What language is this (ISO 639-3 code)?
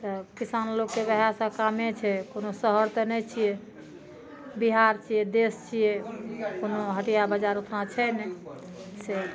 mai